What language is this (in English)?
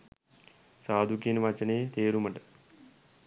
Sinhala